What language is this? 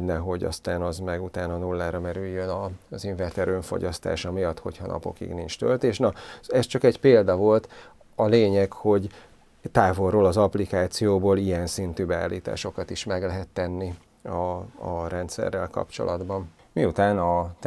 Hungarian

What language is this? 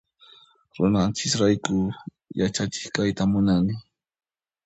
Puno Quechua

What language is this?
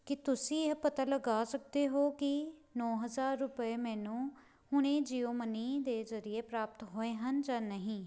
Punjabi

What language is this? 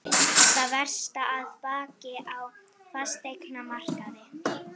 Icelandic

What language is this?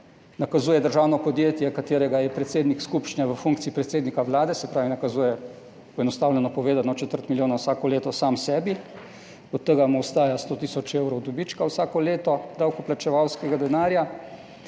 Slovenian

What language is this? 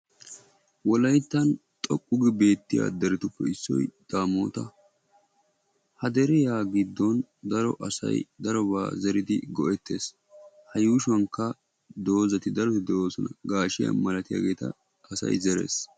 Wolaytta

